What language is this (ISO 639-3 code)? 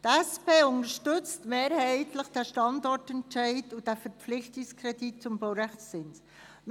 gsw